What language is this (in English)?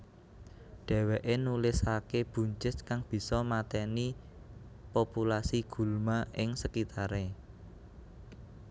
Javanese